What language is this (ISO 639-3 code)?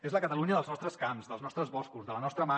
cat